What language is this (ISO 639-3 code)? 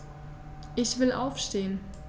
deu